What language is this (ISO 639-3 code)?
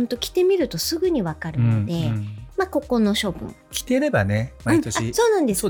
jpn